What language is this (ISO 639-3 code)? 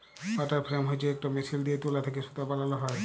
ben